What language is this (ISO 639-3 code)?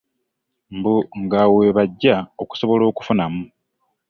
lug